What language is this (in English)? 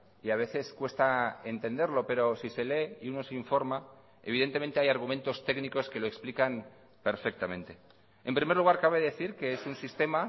Spanish